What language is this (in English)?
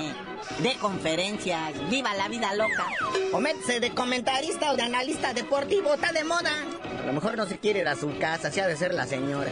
Spanish